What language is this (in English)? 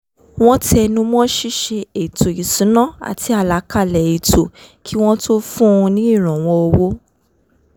Yoruba